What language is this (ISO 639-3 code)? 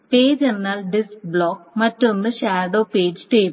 mal